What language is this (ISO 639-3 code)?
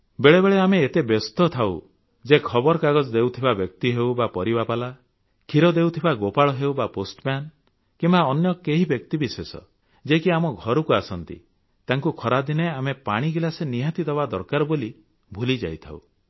ori